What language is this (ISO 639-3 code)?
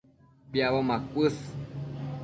mcf